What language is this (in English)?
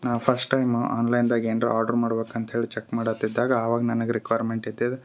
Kannada